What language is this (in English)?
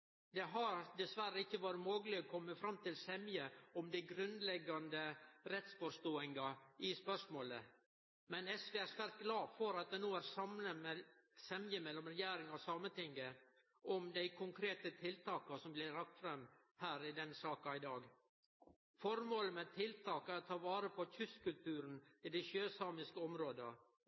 Norwegian Nynorsk